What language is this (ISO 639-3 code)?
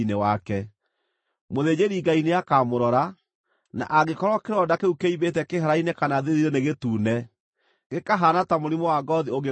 kik